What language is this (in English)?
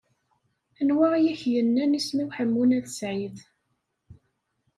Kabyle